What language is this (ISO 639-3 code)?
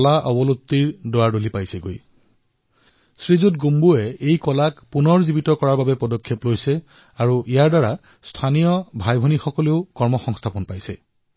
asm